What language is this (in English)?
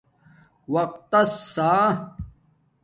Domaaki